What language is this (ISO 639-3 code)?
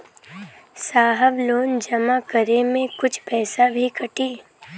bho